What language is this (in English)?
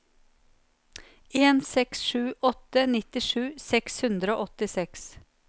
Norwegian